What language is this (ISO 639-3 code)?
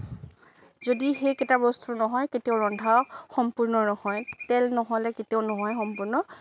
asm